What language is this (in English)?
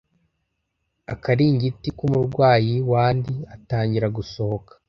Kinyarwanda